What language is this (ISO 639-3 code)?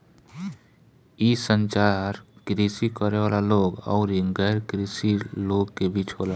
bho